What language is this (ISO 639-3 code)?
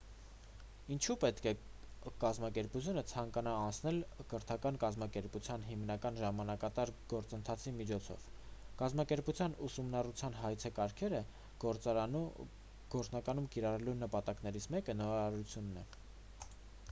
hye